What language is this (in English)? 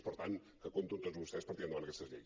Catalan